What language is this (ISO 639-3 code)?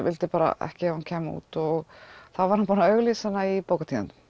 isl